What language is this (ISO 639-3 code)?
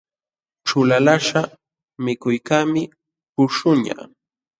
qxw